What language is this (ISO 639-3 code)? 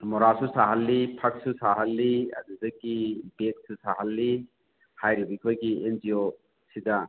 mni